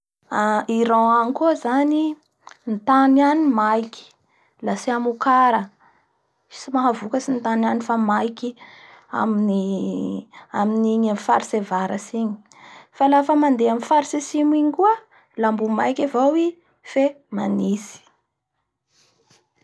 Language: Bara Malagasy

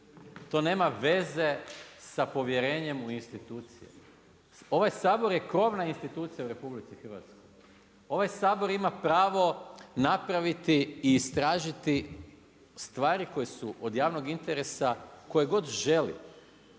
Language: Croatian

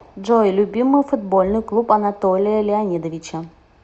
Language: Russian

